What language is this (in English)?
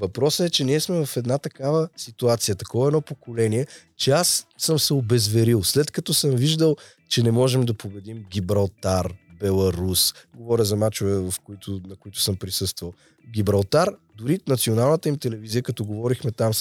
Bulgarian